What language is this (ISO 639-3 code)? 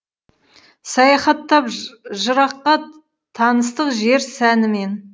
kaz